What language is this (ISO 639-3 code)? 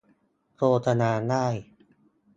tha